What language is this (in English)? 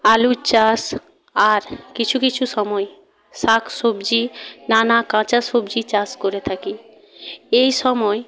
Bangla